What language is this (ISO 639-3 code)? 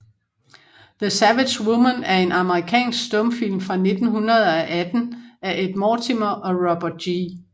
dan